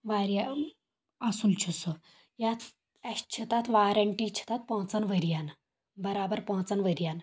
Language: Kashmiri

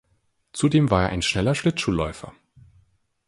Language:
German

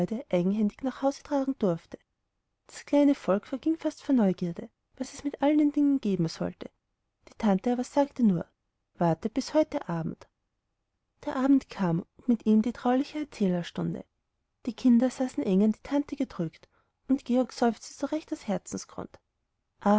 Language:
German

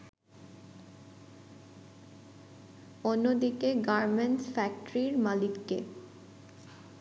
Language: Bangla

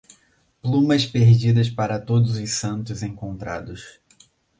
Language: Portuguese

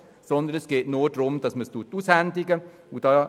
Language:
Swiss German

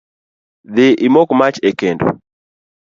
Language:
Luo (Kenya and Tanzania)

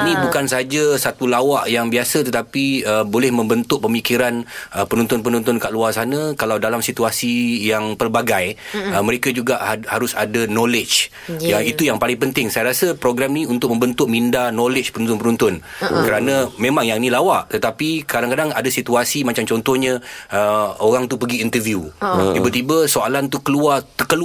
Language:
Malay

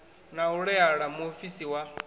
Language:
Venda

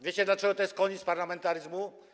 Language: Polish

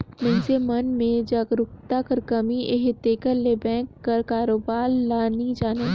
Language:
Chhattisgarhi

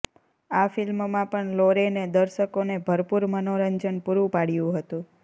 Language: Gujarati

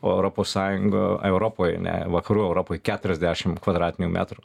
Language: Lithuanian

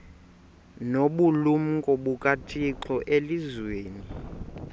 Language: Xhosa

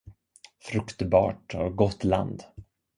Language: Swedish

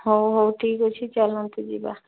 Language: Odia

